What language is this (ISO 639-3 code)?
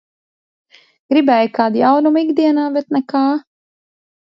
lav